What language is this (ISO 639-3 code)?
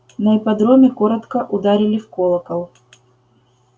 rus